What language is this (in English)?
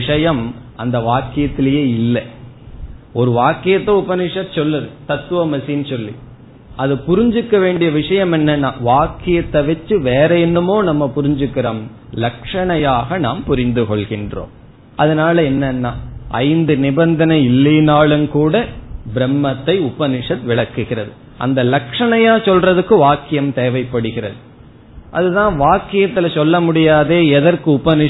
Tamil